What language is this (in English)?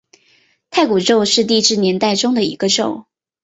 Chinese